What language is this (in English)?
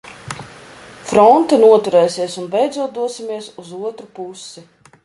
Latvian